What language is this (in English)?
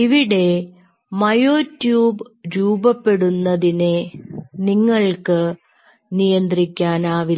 Malayalam